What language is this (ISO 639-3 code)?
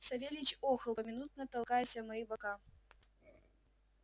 rus